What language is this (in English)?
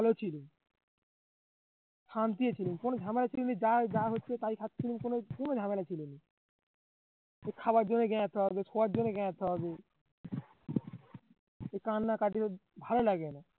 Bangla